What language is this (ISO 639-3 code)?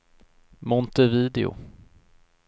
swe